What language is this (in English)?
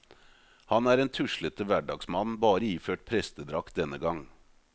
Norwegian